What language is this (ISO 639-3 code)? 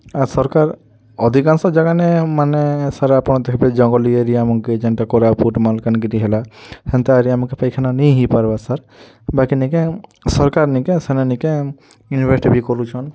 ori